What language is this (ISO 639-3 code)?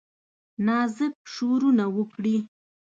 pus